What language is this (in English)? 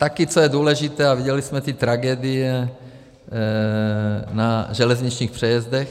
Czech